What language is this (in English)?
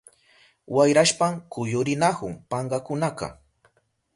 Southern Pastaza Quechua